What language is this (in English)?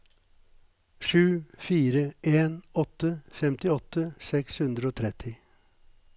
Norwegian